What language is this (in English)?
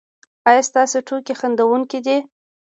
Pashto